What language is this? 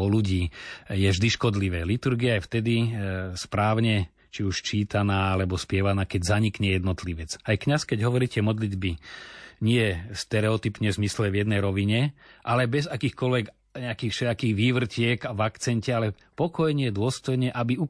Slovak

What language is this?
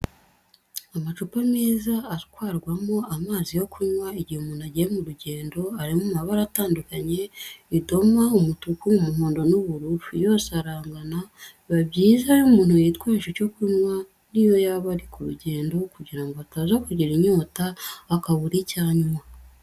Kinyarwanda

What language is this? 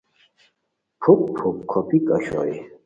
Khowar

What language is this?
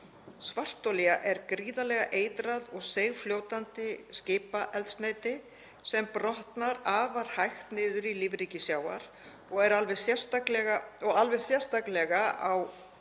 Icelandic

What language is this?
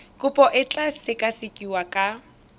Tswana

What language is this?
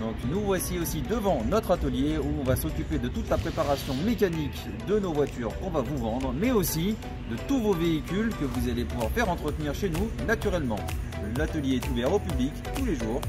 French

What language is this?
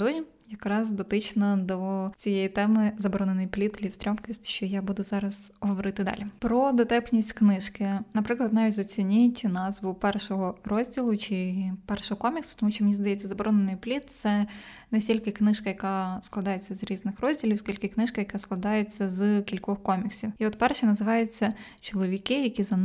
Ukrainian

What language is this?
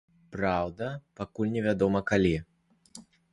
Belarusian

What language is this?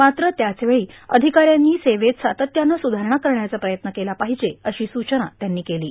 Marathi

